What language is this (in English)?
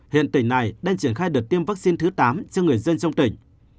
Vietnamese